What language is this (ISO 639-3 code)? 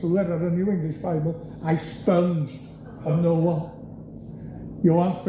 cym